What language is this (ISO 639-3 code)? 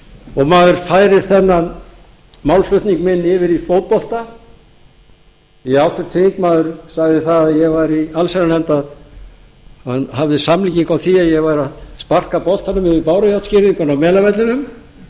isl